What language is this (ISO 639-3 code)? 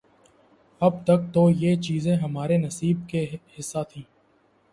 urd